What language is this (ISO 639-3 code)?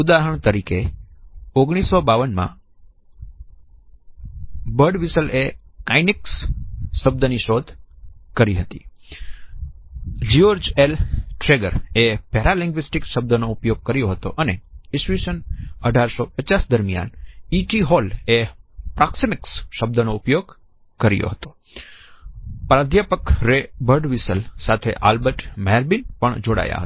guj